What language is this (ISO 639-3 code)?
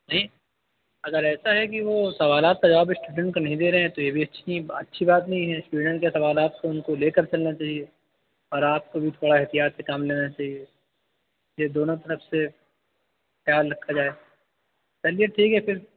urd